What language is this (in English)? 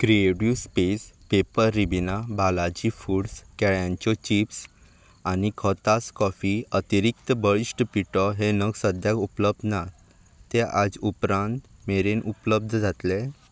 Konkani